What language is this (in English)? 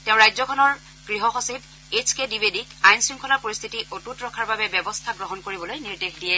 Assamese